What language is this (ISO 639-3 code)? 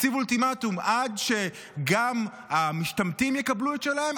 heb